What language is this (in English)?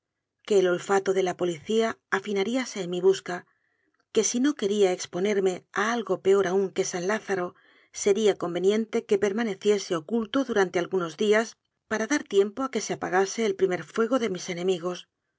Spanish